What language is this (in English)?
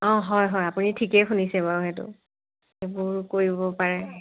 Assamese